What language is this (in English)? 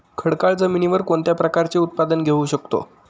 Marathi